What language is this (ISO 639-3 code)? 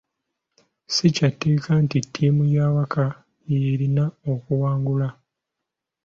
lug